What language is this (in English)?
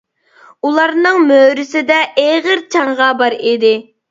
Uyghur